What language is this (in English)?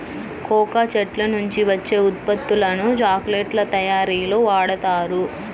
Telugu